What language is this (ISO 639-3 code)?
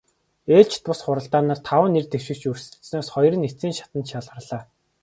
mon